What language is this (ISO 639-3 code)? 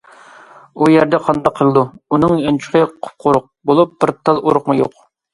uig